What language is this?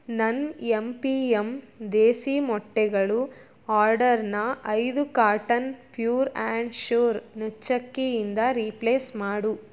Kannada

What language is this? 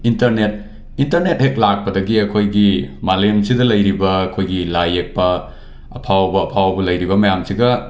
Manipuri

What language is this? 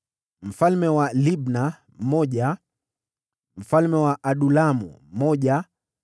Swahili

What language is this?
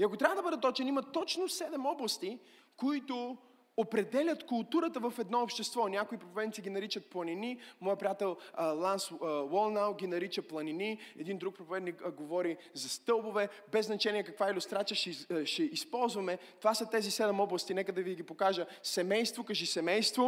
Bulgarian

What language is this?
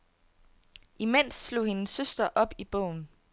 Danish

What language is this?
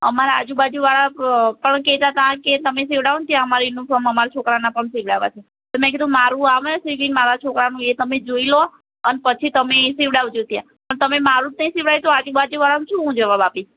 Gujarati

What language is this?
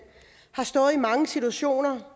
Danish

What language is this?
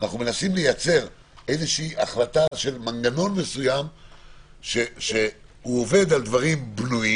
Hebrew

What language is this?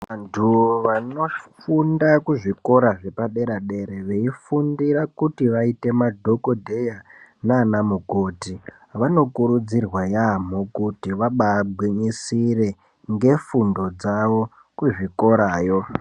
Ndau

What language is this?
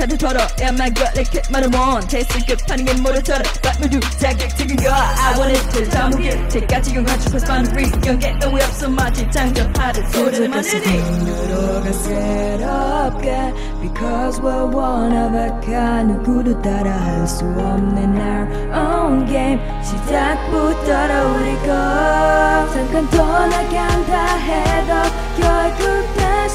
Dutch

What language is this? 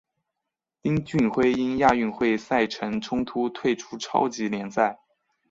Chinese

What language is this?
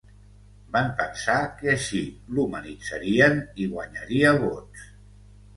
Catalan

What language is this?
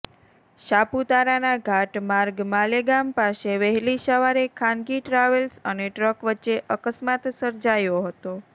Gujarati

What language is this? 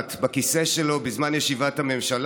Hebrew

